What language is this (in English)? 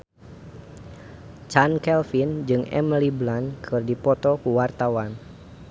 Sundanese